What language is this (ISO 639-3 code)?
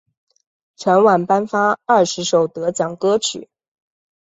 zho